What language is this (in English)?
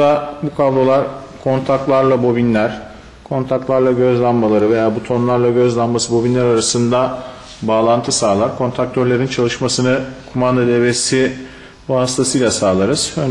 Turkish